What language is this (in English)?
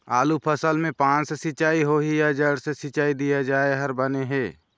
Chhattisgarhi